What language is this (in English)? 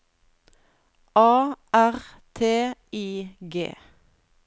Norwegian